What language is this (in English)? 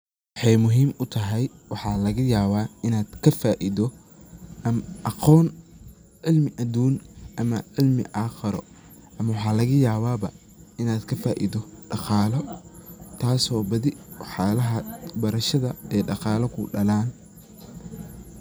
Somali